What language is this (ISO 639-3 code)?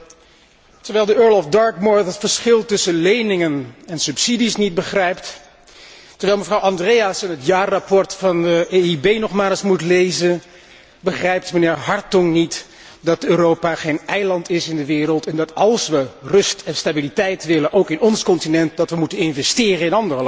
nld